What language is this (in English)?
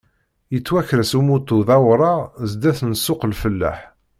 Kabyle